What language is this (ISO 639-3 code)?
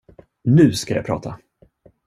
swe